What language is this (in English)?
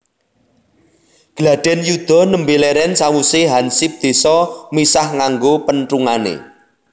Javanese